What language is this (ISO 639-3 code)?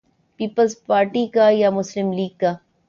urd